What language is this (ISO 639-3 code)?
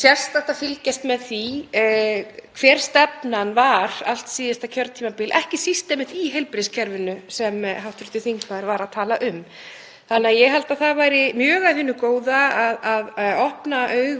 isl